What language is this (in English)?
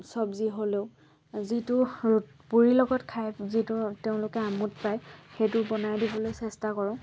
Assamese